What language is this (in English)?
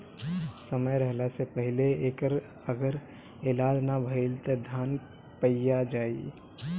Bhojpuri